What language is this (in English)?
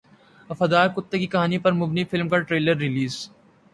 Urdu